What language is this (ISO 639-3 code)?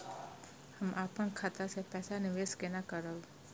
mai